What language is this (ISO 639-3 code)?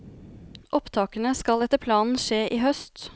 nor